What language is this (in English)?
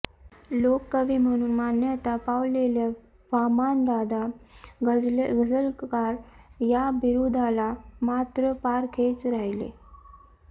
Marathi